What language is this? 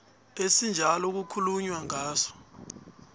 South Ndebele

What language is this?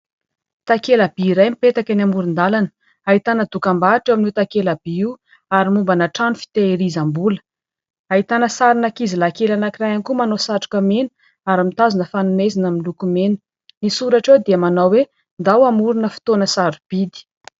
Malagasy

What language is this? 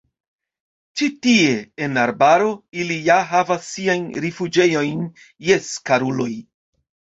Esperanto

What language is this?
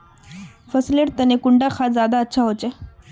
Magahi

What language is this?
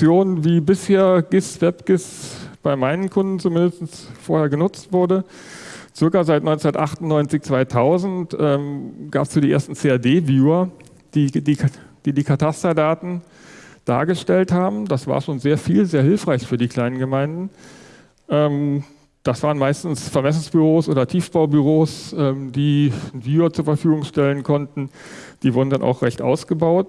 German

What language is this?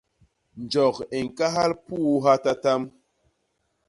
Basaa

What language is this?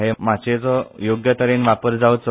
Konkani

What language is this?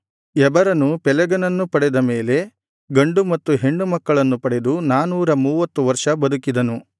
Kannada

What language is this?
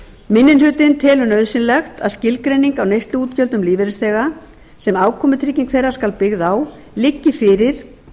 Icelandic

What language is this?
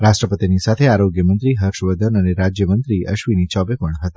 Gujarati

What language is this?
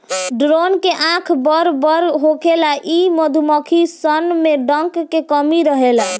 Bhojpuri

